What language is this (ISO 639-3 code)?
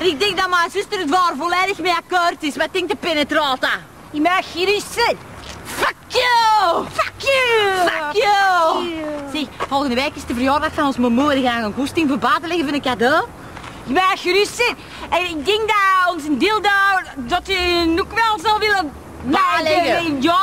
nld